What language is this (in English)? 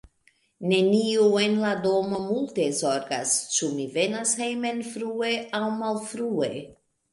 Esperanto